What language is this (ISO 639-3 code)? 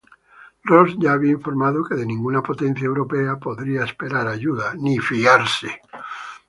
spa